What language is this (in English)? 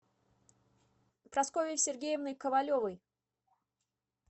Russian